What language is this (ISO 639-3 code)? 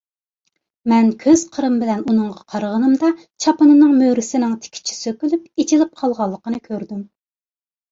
uig